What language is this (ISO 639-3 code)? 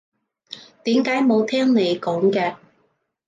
yue